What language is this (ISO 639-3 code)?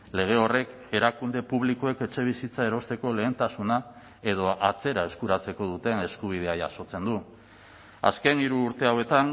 eus